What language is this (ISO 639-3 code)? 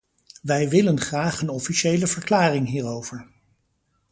nld